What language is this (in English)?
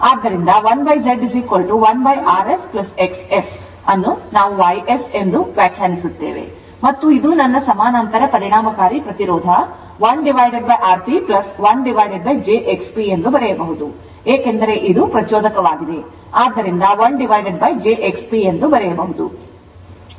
Kannada